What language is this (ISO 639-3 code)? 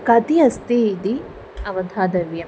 san